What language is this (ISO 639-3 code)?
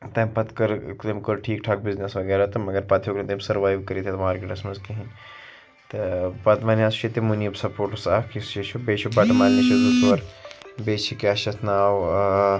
kas